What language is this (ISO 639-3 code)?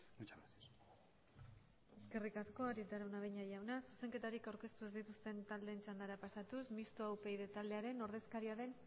eus